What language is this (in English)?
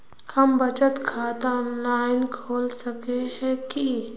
Magahi